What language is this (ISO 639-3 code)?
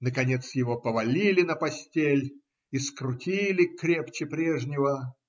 rus